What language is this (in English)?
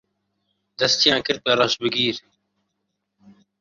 Central Kurdish